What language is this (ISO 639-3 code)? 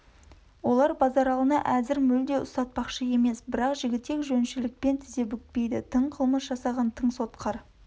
kaz